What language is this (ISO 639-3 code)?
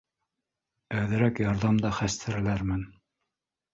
bak